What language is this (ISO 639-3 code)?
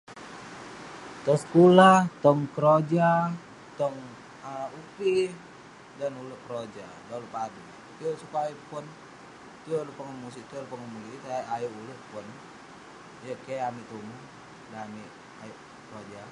pne